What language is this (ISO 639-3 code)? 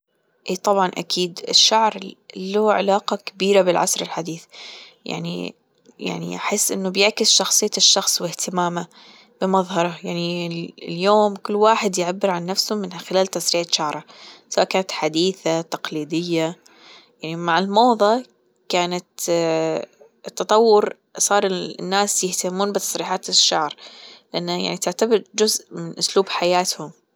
afb